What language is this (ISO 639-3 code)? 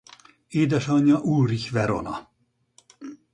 hun